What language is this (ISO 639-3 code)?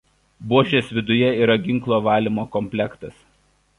lit